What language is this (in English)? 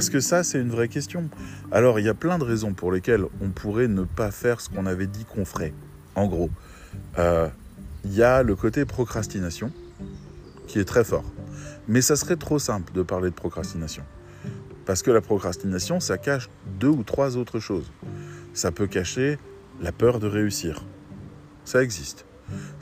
French